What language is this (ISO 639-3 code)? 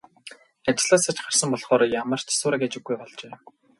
mon